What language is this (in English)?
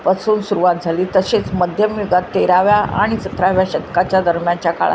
Marathi